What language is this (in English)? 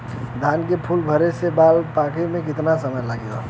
Bhojpuri